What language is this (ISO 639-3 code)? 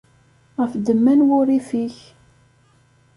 kab